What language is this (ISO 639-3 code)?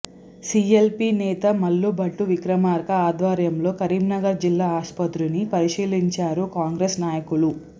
tel